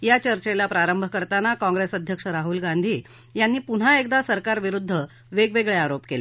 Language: Marathi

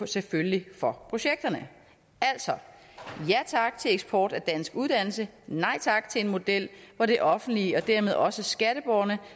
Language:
Danish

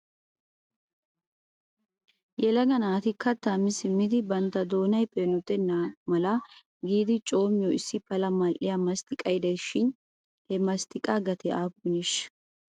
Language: Wolaytta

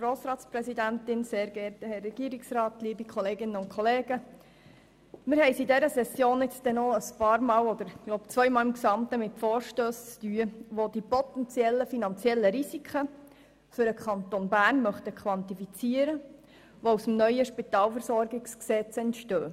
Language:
Swiss German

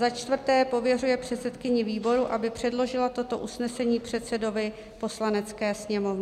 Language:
Czech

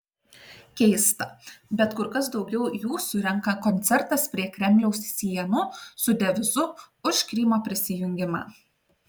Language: Lithuanian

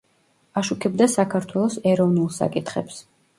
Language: Georgian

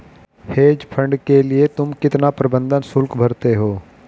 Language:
Hindi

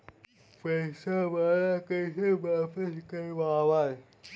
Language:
Magahi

